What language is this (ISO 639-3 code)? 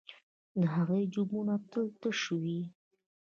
pus